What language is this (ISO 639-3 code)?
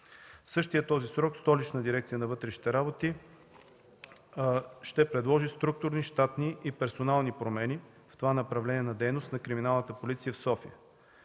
bul